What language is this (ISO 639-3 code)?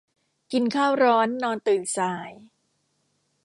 tha